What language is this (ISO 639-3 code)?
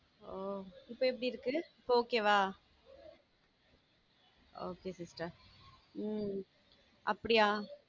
tam